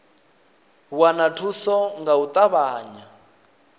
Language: Venda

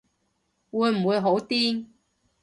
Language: Cantonese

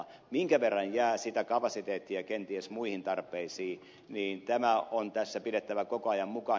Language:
Finnish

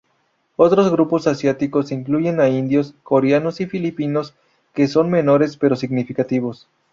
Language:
Spanish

